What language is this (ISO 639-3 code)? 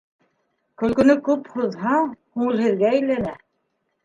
bak